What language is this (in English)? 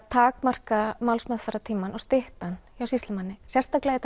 Icelandic